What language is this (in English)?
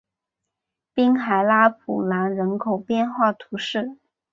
Chinese